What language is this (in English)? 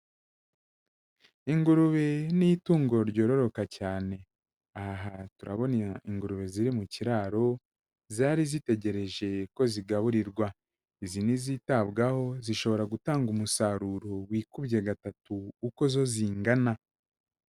Kinyarwanda